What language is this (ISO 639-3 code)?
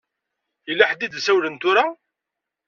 kab